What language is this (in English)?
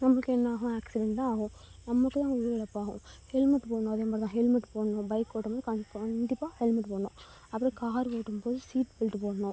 Tamil